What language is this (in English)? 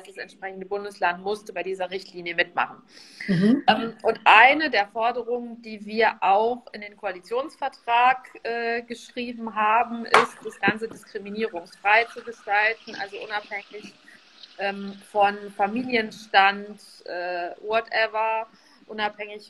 German